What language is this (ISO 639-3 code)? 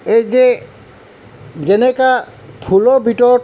asm